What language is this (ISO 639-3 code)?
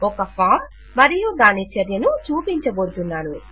tel